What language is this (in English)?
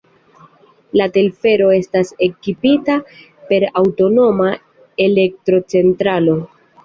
Esperanto